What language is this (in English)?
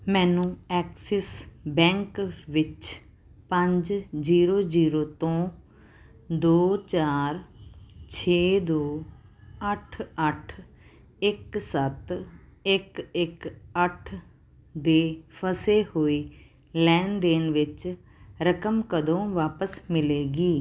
Punjabi